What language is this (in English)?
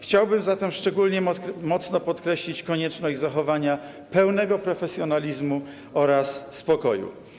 Polish